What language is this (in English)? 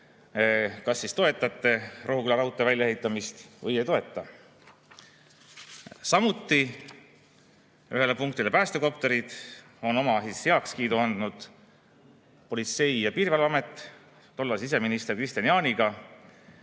Estonian